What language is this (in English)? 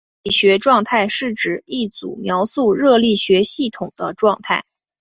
Chinese